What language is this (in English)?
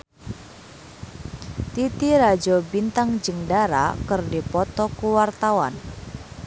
Sundanese